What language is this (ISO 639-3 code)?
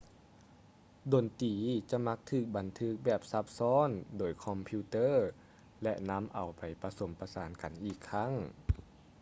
lao